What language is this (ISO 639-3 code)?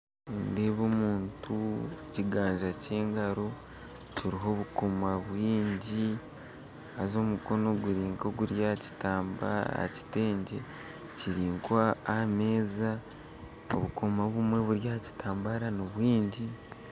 nyn